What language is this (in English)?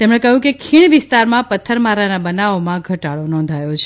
Gujarati